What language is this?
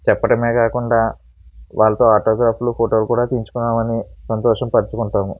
Telugu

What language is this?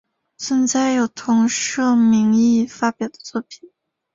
Chinese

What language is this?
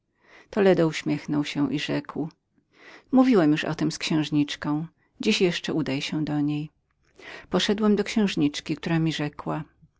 Polish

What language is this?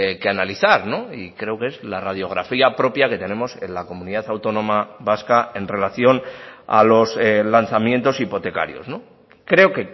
Spanish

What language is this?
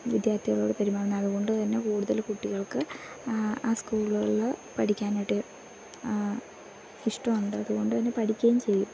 Malayalam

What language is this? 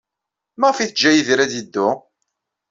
Kabyle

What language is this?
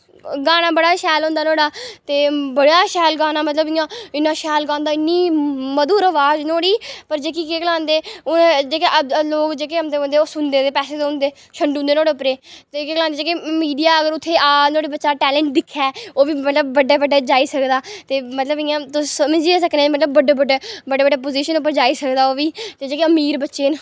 Dogri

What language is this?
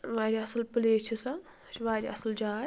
Kashmiri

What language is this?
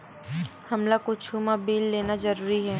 Chhattisgarhi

